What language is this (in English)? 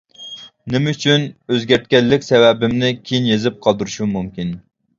Uyghur